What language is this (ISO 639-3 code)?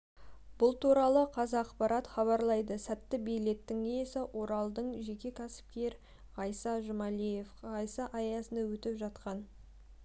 kaz